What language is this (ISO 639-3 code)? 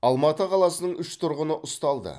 kaz